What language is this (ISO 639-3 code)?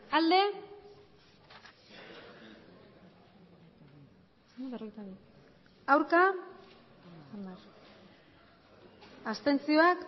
eus